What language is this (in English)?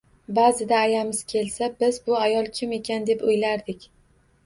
Uzbek